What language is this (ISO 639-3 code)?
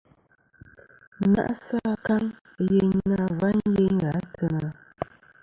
bkm